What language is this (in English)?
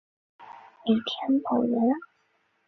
Chinese